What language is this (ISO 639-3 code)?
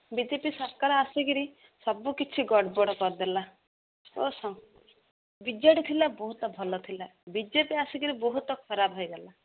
ori